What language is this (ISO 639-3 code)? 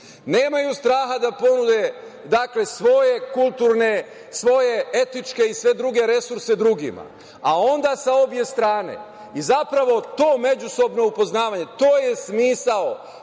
srp